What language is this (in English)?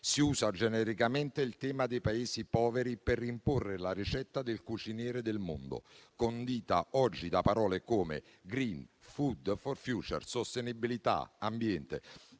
Italian